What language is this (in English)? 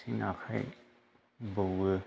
Bodo